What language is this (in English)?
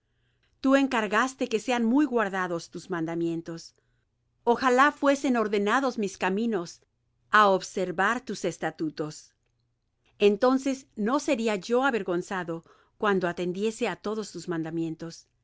Spanish